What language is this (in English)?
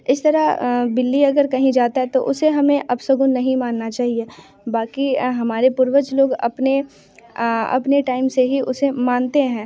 Hindi